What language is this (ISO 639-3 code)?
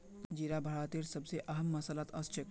mag